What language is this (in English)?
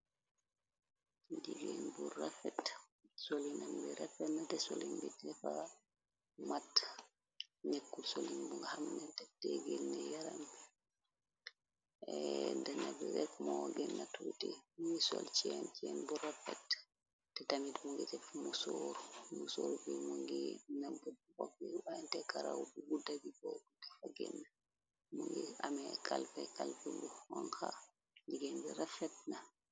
Wolof